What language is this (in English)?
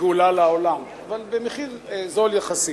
Hebrew